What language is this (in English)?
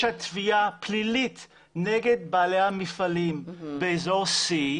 Hebrew